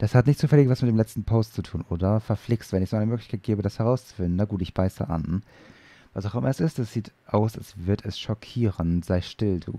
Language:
German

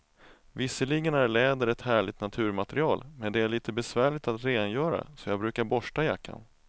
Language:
Swedish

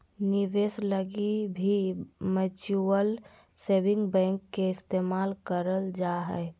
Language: Magahi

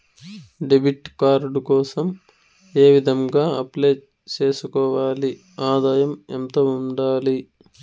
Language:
Telugu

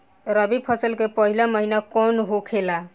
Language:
Bhojpuri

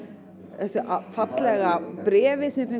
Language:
Icelandic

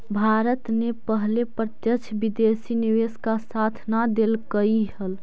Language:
Magahi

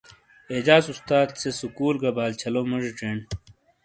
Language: Shina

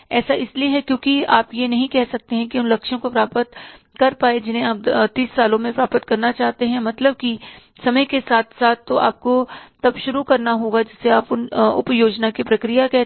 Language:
Hindi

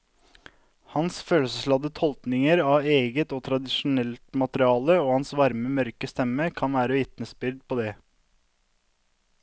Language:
Norwegian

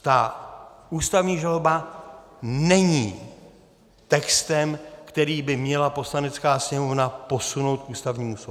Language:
Czech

